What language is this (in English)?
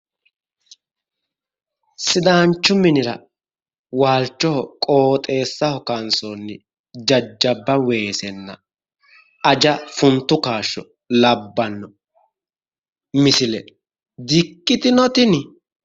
Sidamo